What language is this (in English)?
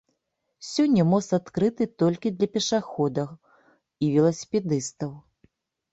Belarusian